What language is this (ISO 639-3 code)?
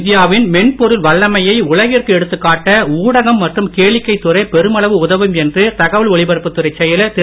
tam